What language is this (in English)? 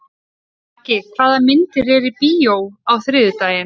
Icelandic